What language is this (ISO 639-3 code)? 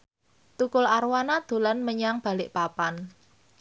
jav